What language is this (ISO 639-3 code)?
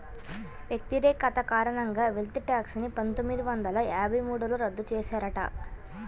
tel